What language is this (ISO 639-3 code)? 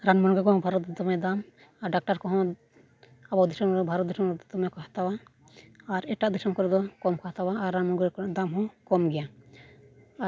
sat